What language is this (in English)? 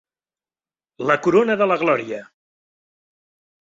Catalan